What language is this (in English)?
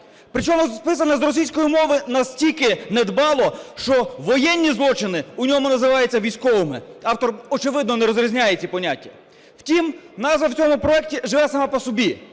Ukrainian